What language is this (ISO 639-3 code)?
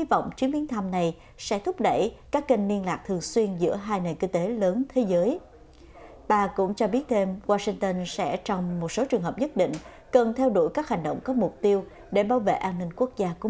vie